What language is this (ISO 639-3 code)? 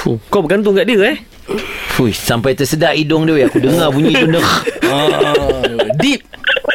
msa